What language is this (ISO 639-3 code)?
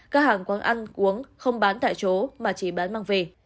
vie